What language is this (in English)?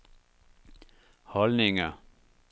Danish